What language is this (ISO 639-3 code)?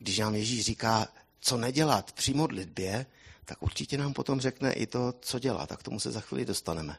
ces